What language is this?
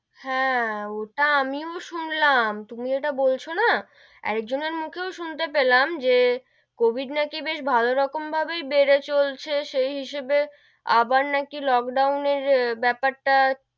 Bangla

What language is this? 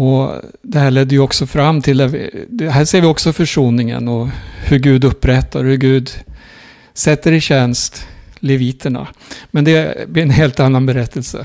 Swedish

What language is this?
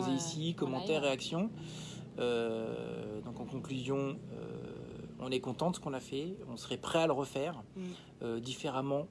French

